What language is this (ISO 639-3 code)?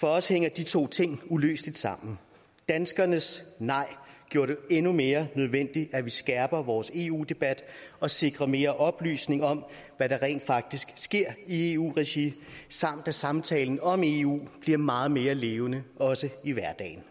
dan